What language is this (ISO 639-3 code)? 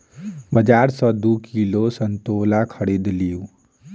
mai